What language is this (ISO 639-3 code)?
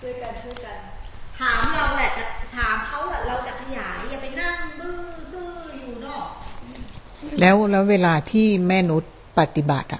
tha